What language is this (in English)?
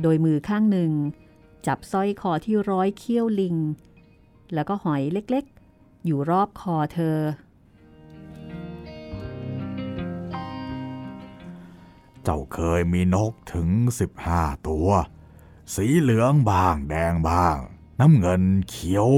Thai